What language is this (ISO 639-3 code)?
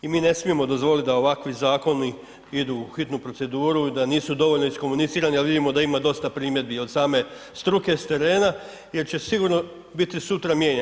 hrv